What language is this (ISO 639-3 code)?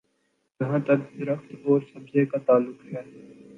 urd